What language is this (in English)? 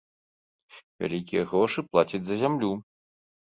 Belarusian